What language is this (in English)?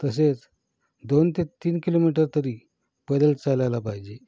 Marathi